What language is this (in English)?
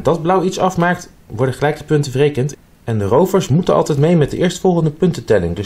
Dutch